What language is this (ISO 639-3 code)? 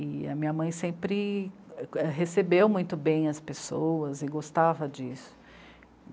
por